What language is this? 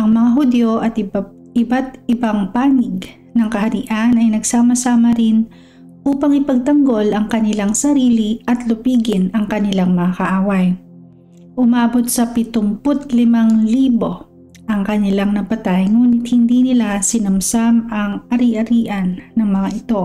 Filipino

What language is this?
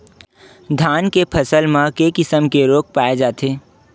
Chhattisgarhi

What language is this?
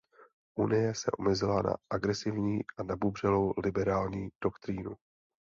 Czech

